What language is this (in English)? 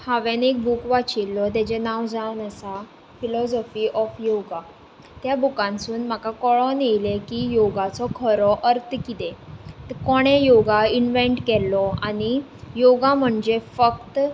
Konkani